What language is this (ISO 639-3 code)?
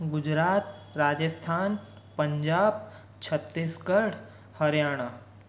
snd